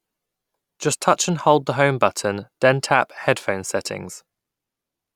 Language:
English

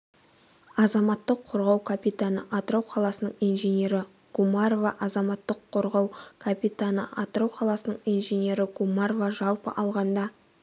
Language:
Kazakh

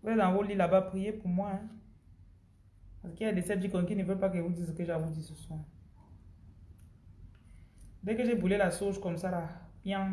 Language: French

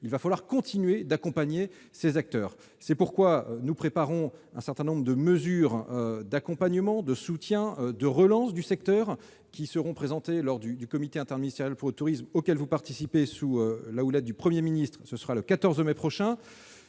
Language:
French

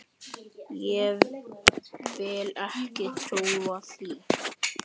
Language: Icelandic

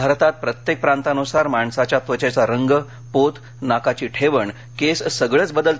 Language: Marathi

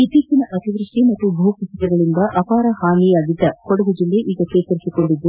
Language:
Kannada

